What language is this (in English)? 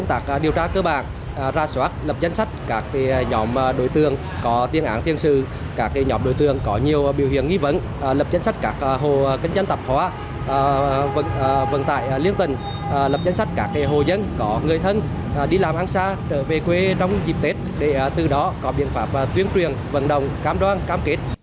Vietnamese